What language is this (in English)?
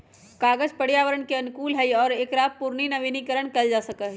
Magahi